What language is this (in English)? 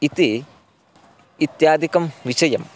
Sanskrit